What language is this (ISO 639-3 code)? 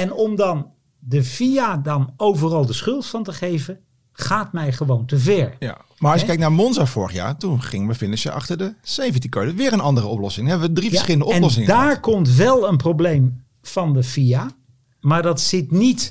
nld